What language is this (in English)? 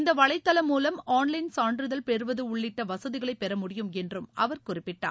Tamil